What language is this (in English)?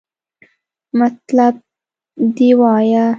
Pashto